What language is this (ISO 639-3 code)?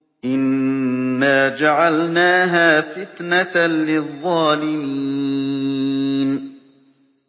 ara